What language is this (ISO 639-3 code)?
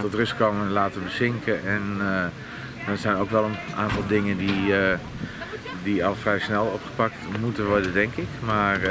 nld